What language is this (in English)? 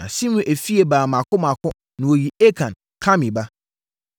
Akan